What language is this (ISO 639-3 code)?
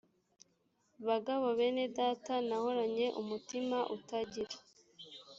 kin